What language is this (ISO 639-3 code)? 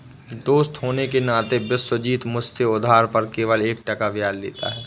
hin